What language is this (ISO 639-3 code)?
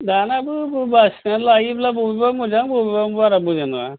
brx